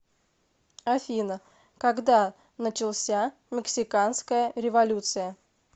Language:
Russian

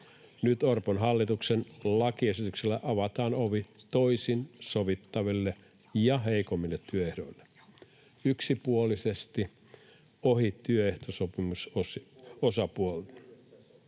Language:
Finnish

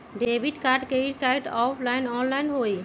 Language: Magahi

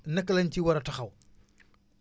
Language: Wolof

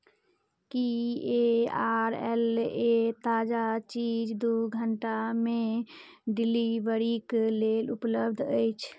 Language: Maithili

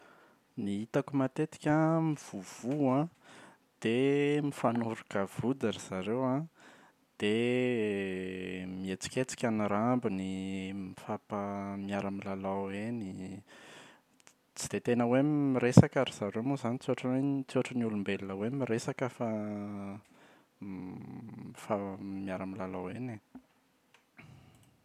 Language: Malagasy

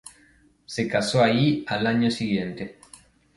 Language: Spanish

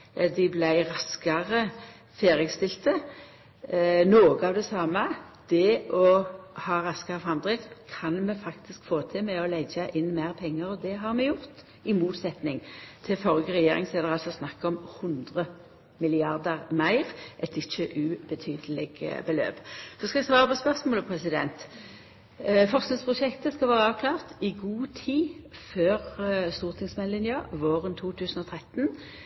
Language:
Norwegian Nynorsk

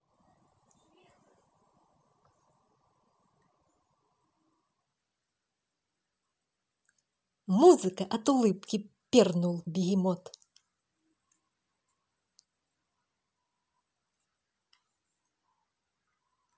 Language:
Russian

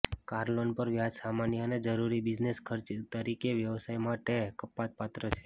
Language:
Gujarati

